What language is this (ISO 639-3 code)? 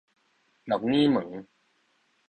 nan